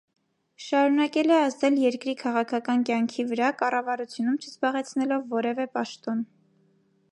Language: Armenian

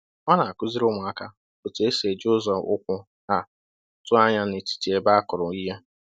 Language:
Igbo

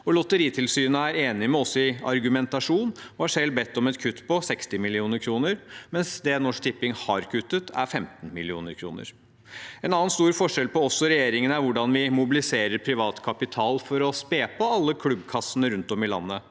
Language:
Norwegian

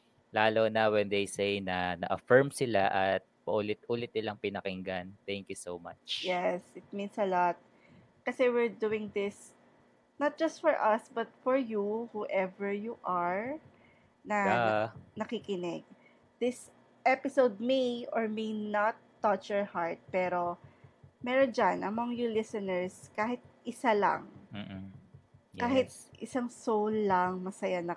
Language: Filipino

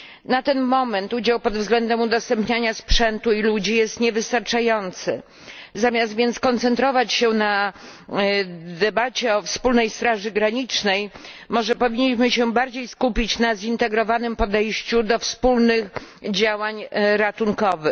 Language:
Polish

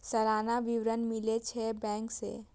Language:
Maithili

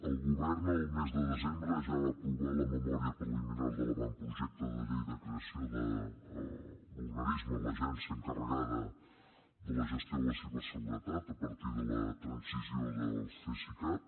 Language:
Catalan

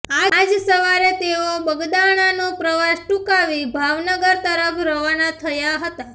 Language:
Gujarati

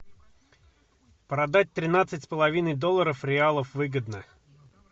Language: Russian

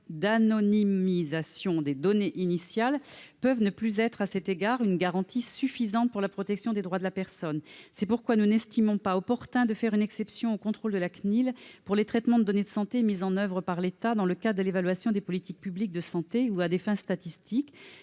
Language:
French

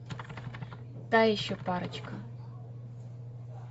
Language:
Russian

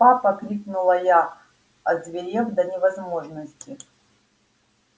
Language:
Russian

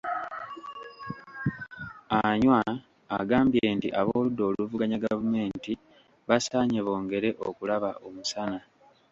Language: Ganda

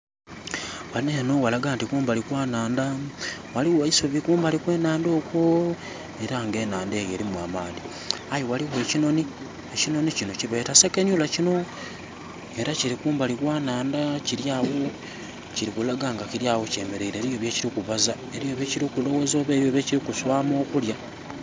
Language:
Soga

